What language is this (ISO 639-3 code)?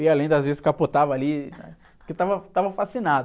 por